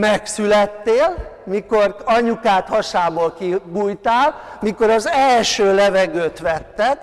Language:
Hungarian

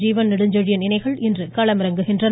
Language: Tamil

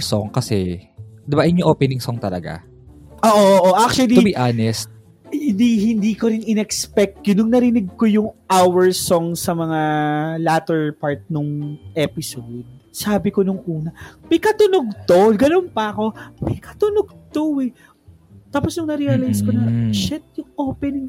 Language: Filipino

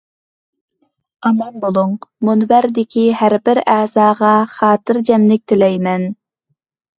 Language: Uyghur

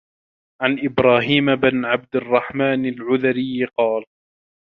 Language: Arabic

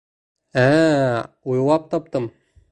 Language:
Bashkir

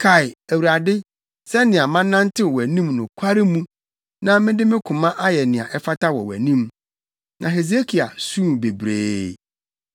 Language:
Akan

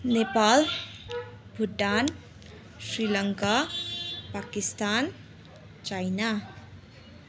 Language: Nepali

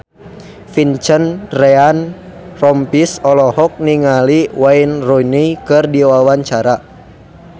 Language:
Sundanese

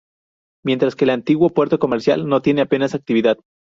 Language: Spanish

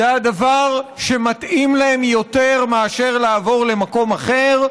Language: Hebrew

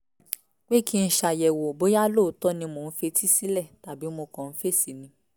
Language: Yoruba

